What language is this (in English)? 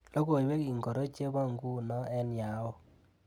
Kalenjin